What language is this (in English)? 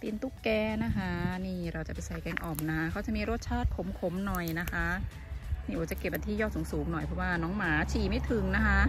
Thai